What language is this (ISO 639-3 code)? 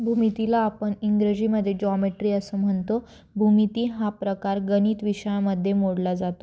mar